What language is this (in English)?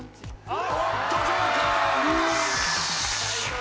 Japanese